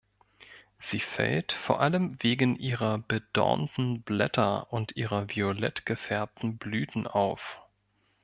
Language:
German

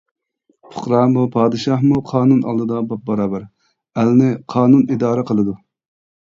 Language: Uyghur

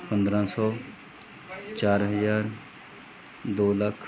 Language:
Punjabi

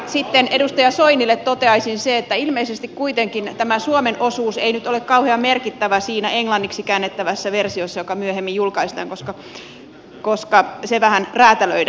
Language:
Finnish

